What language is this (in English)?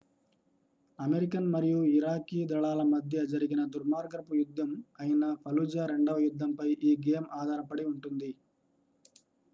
Telugu